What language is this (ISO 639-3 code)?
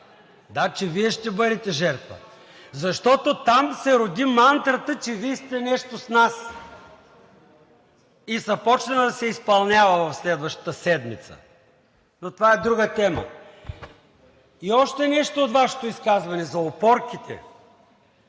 bul